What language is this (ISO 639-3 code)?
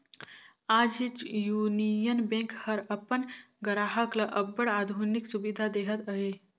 hne